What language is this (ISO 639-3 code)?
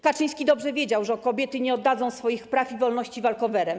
pol